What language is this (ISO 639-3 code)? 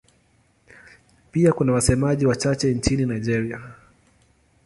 swa